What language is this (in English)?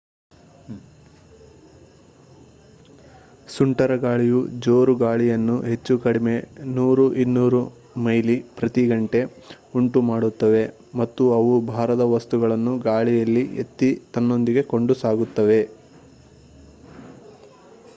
Kannada